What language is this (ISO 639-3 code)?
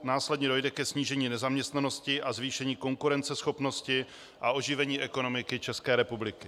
ces